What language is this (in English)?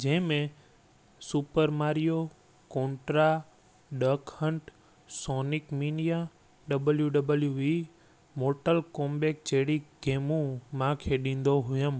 Sindhi